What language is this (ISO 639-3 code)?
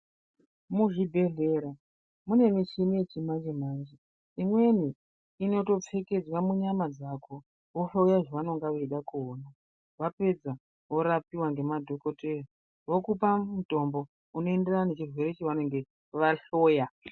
ndc